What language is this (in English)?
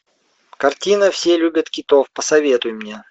Russian